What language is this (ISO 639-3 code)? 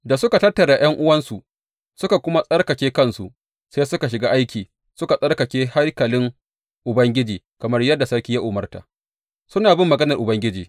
hau